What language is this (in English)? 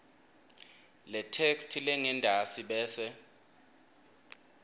Swati